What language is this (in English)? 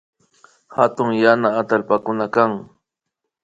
Imbabura Highland Quichua